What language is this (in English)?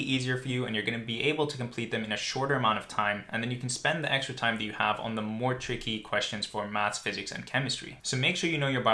English